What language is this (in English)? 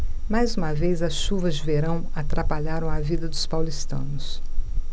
Portuguese